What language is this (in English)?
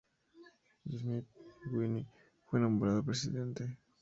Spanish